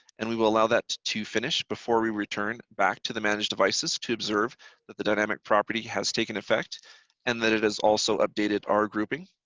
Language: English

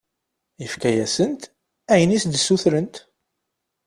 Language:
Kabyle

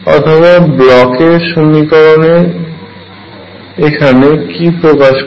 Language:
Bangla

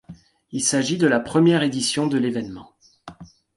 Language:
French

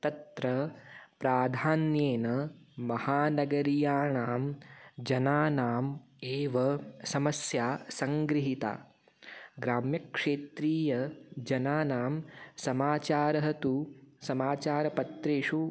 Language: Sanskrit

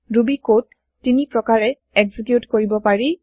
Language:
Assamese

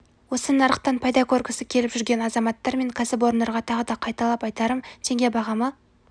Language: Kazakh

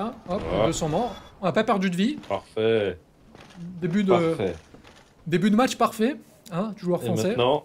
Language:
French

